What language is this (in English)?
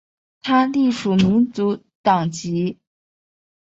Chinese